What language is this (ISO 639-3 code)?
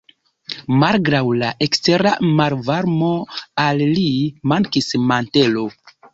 epo